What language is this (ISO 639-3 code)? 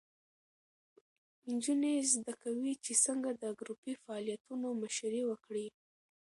pus